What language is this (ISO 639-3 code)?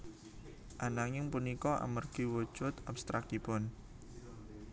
jav